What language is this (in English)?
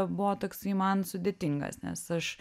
Lithuanian